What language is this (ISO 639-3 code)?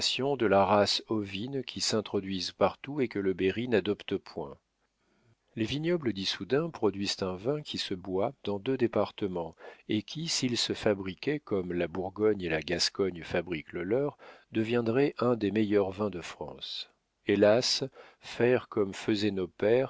fra